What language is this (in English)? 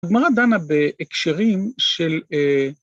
Hebrew